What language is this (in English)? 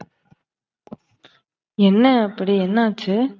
Tamil